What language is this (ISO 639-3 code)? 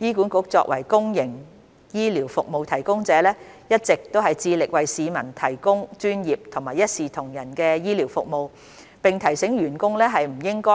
yue